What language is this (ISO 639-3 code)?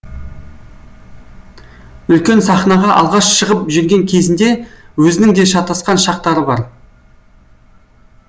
kaz